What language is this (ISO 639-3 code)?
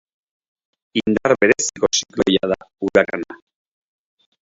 eus